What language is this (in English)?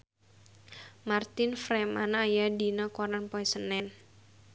Sundanese